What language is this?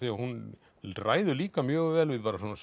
Icelandic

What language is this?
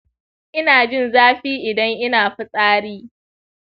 Hausa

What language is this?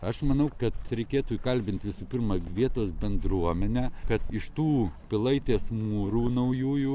Lithuanian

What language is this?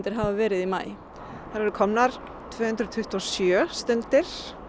Icelandic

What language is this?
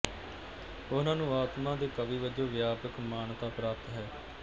Punjabi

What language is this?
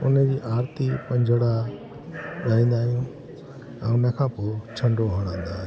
Sindhi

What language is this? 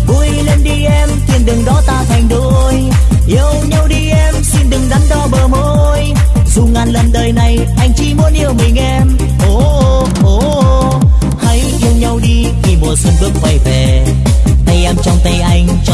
Vietnamese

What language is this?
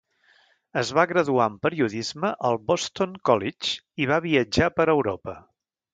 Catalan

